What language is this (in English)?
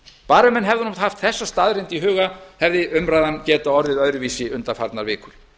Icelandic